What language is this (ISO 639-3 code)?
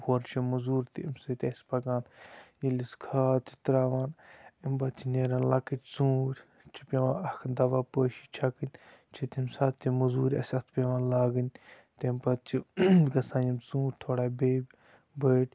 kas